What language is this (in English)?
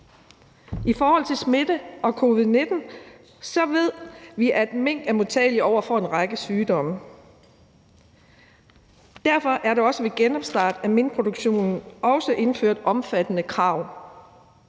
Danish